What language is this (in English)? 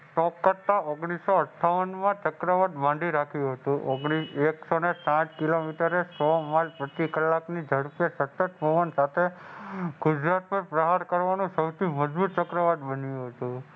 Gujarati